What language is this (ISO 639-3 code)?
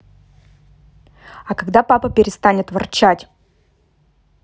rus